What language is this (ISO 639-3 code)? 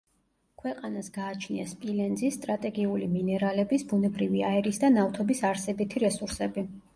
kat